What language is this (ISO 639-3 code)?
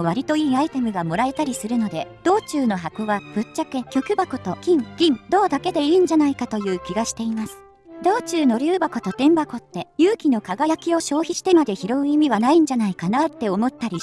jpn